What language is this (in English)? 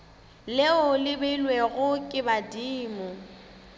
Northern Sotho